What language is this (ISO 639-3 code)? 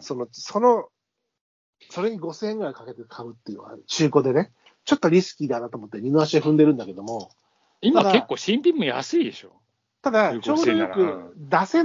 jpn